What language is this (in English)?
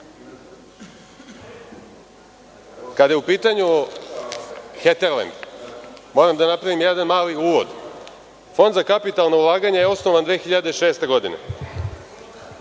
Serbian